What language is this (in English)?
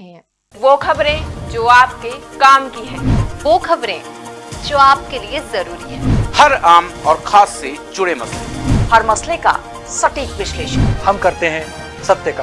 Hindi